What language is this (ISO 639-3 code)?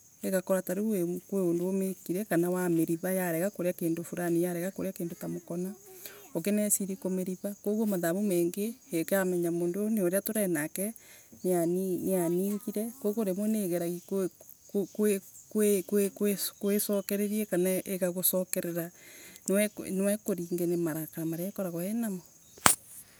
ebu